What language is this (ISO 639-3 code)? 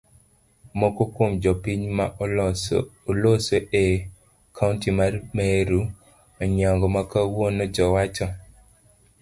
luo